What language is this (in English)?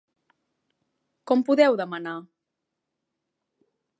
Catalan